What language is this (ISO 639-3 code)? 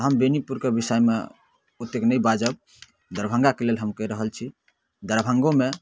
mai